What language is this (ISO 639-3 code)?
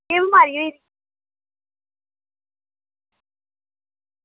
doi